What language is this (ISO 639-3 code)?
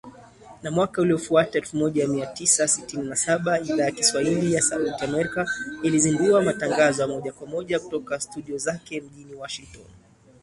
swa